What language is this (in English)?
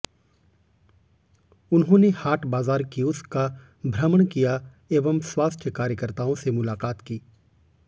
Hindi